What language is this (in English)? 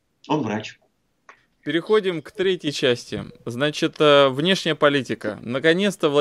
Russian